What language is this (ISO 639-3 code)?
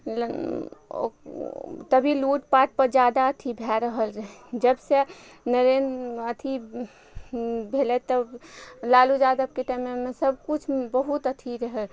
mai